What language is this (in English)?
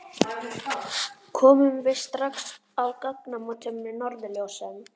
Icelandic